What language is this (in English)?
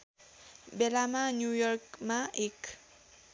Nepali